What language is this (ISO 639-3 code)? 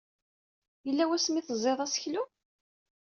kab